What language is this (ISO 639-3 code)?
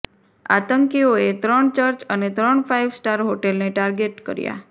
guj